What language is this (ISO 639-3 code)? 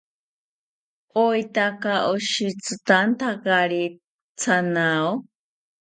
cpy